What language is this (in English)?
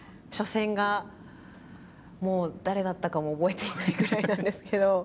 Japanese